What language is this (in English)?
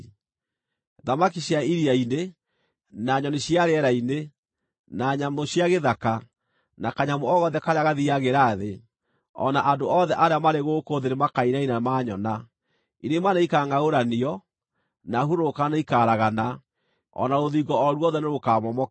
Kikuyu